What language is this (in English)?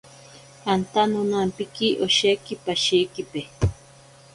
Ashéninka Perené